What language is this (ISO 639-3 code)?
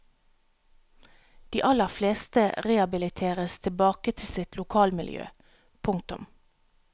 nor